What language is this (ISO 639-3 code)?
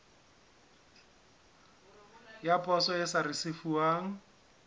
sot